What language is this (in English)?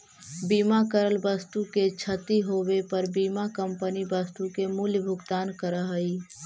Magahi